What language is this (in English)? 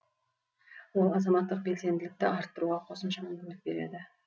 Kazakh